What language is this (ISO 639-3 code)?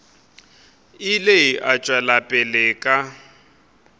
nso